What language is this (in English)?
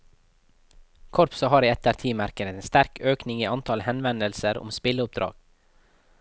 Norwegian